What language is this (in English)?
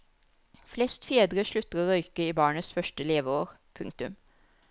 Norwegian